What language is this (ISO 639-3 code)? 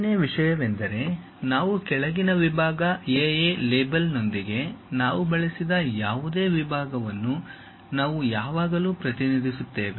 kan